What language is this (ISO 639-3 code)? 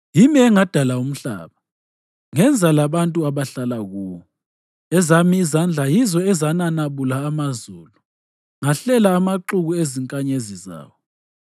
nde